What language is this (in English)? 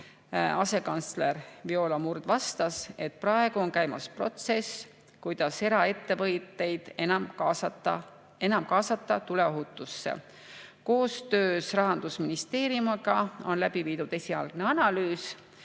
Estonian